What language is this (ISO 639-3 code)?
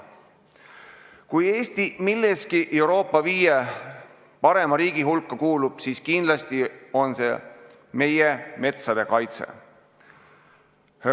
est